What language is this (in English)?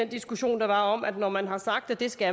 Danish